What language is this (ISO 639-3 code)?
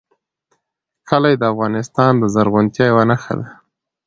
pus